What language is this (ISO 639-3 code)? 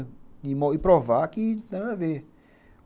por